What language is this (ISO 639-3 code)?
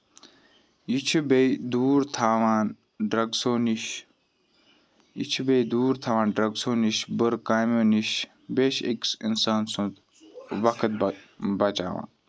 kas